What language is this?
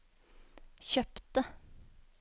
Norwegian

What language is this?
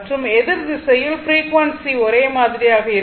Tamil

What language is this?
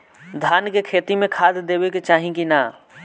Bhojpuri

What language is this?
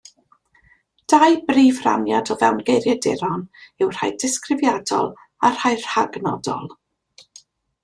Welsh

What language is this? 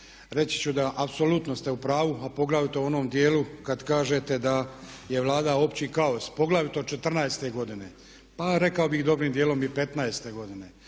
Croatian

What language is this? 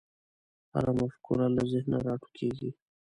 Pashto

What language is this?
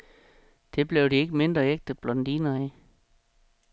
Danish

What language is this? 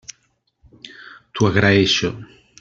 Catalan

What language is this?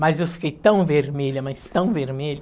Portuguese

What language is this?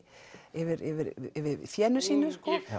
Icelandic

